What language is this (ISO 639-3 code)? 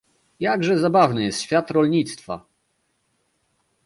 pol